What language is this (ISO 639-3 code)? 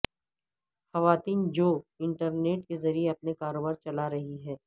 urd